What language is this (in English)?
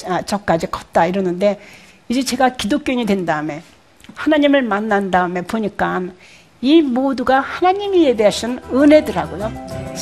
Korean